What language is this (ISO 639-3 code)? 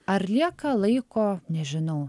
lit